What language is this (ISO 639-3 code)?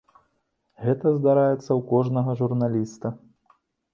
bel